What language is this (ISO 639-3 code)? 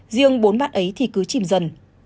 vie